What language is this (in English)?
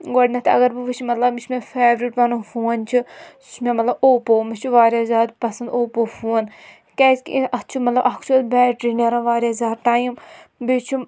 Kashmiri